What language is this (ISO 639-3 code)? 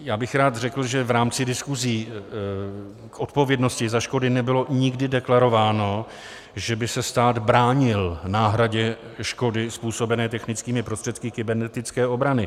ces